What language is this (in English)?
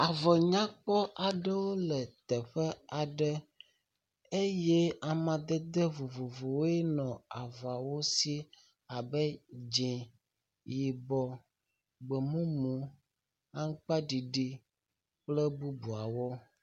Ewe